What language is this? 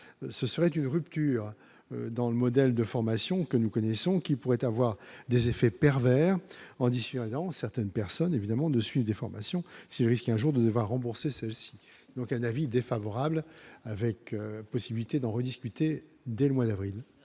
French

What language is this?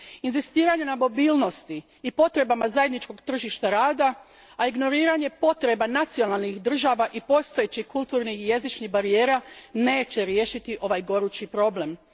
Croatian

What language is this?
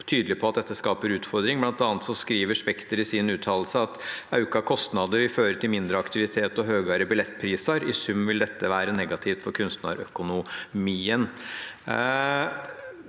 Norwegian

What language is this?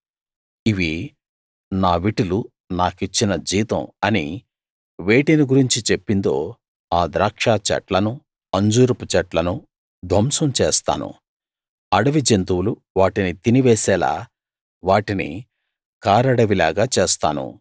Telugu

